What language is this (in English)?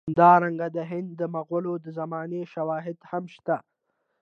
Pashto